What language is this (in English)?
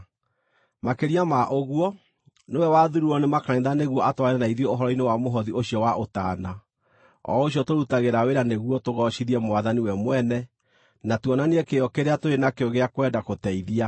Kikuyu